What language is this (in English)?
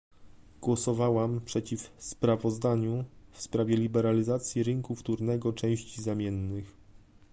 Polish